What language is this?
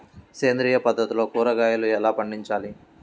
Telugu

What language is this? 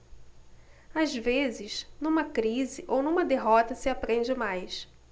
Portuguese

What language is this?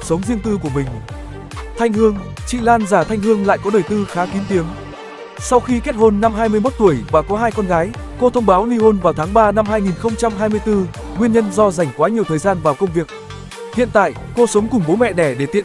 Vietnamese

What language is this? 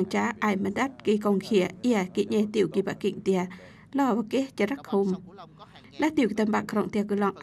Vietnamese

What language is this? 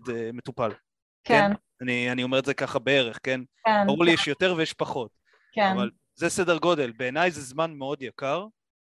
Hebrew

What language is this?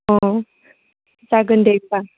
Bodo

